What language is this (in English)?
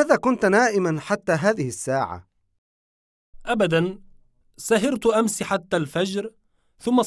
Arabic